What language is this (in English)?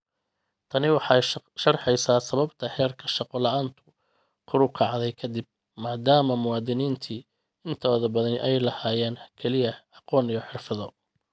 Somali